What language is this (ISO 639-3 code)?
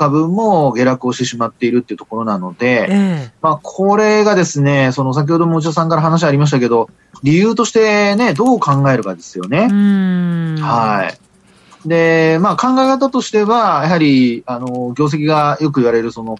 jpn